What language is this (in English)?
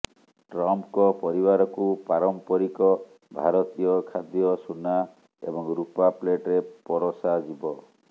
Odia